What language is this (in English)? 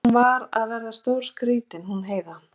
Icelandic